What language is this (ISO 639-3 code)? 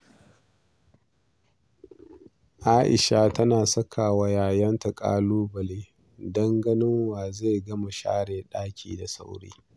hau